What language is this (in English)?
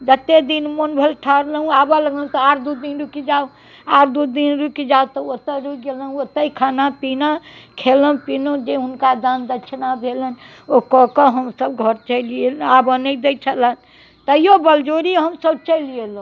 Maithili